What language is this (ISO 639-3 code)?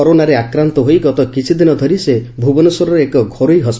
ori